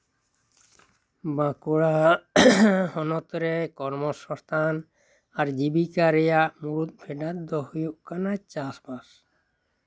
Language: Santali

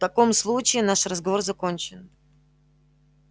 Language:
Russian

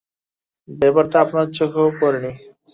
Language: Bangla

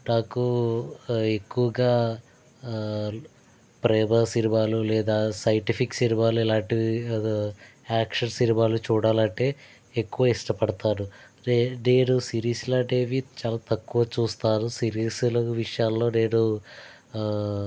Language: Telugu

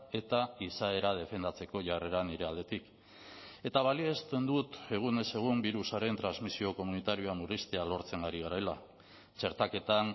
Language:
Basque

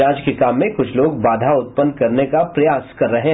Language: Hindi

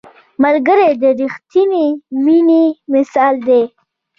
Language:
Pashto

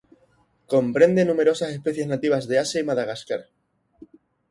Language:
Spanish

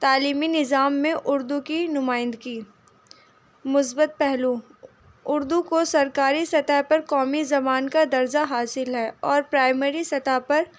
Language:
Urdu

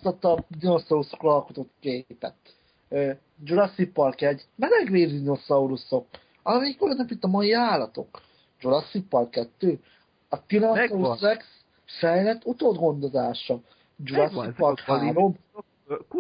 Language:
Hungarian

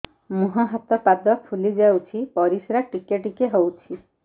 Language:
Odia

